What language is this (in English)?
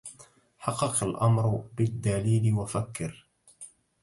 Arabic